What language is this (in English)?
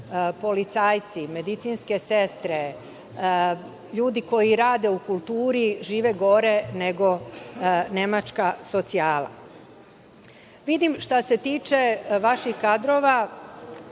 Serbian